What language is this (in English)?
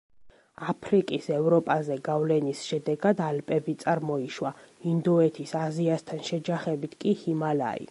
Georgian